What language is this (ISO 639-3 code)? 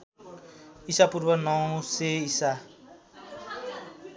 nep